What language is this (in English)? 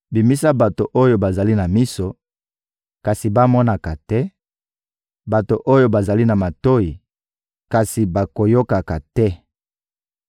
Lingala